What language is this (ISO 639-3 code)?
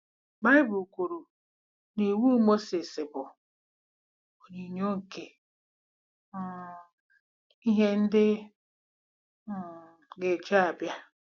ibo